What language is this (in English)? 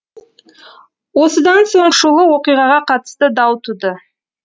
Kazakh